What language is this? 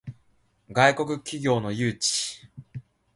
Japanese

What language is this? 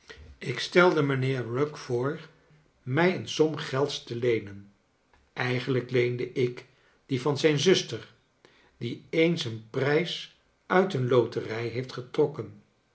Dutch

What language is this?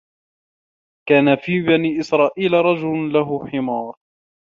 Arabic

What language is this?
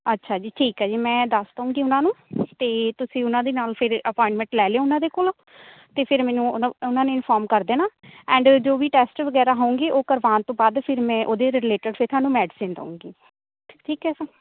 Punjabi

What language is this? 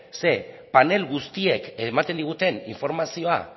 Basque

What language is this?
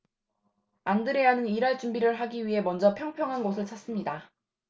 Korean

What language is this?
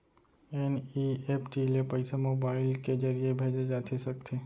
Chhattisgarhi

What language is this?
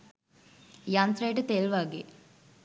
Sinhala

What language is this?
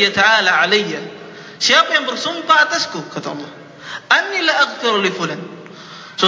Malay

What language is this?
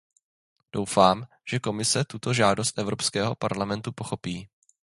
Czech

